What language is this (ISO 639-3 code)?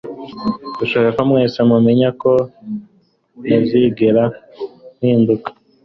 kin